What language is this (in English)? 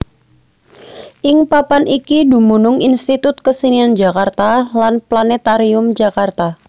Javanese